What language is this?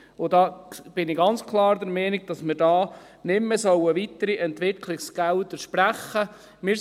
Swiss German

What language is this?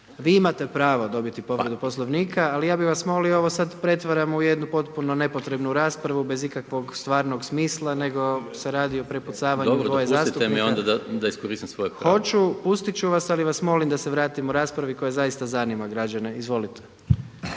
Croatian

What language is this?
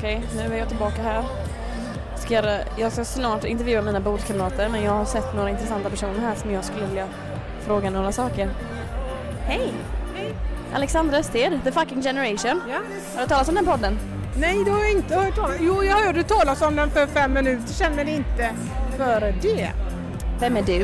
Swedish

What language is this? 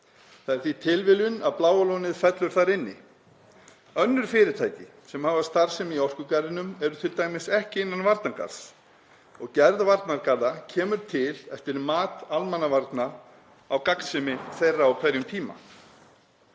Icelandic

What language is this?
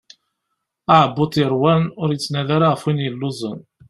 Kabyle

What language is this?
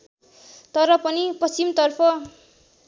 Nepali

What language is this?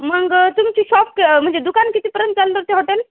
Marathi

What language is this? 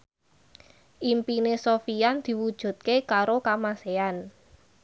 Javanese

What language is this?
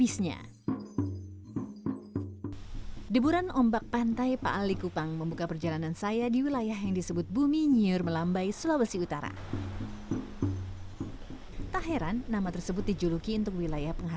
Indonesian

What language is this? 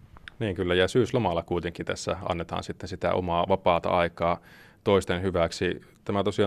Finnish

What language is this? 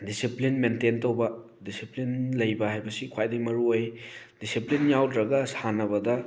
Manipuri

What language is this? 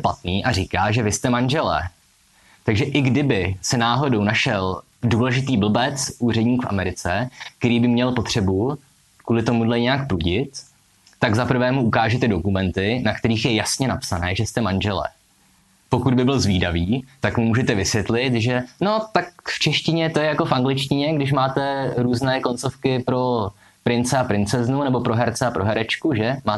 Czech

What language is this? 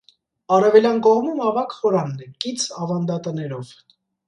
Armenian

